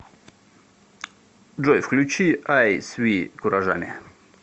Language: Russian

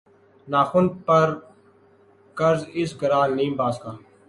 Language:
Urdu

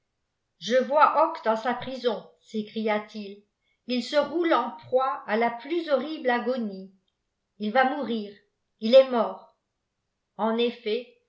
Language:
French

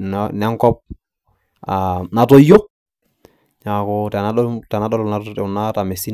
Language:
Masai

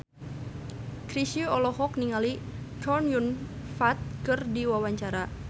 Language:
Sundanese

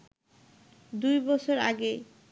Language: Bangla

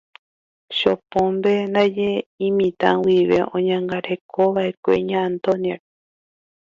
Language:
Guarani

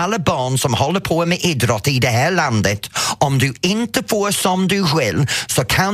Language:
Swedish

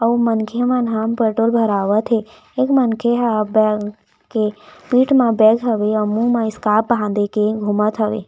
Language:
Chhattisgarhi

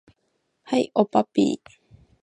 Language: Japanese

